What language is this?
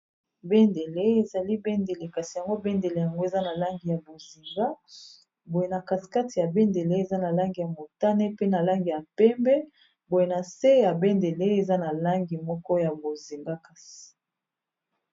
Lingala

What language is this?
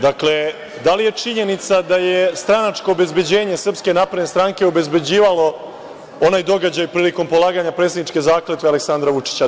Serbian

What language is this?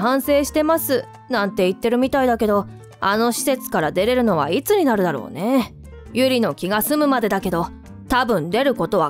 Japanese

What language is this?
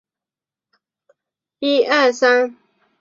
Chinese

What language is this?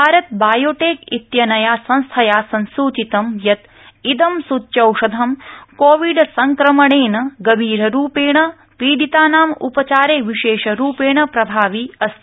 Sanskrit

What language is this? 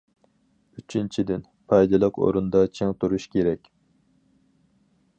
Uyghur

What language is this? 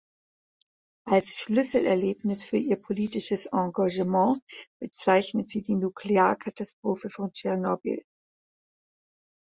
German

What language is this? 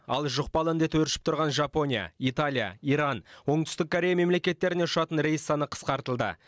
Kazakh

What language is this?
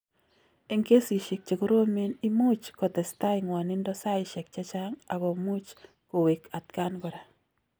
Kalenjin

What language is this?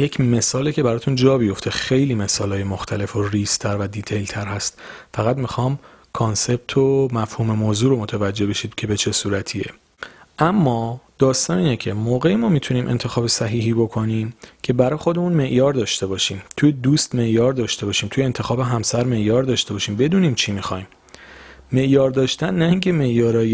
Persian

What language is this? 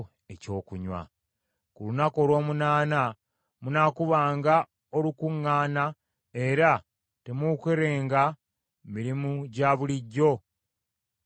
Ganda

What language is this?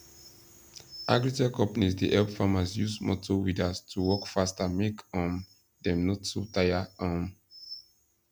Nigerian Pidgin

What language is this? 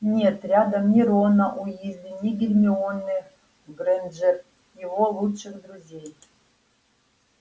Russian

